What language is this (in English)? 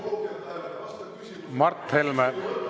Estonian